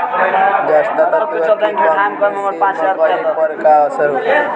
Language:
Bhojpuri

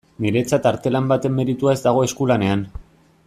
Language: Basque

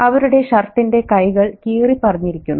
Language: Malayalam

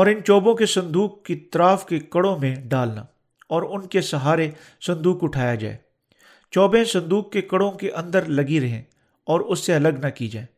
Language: Urdu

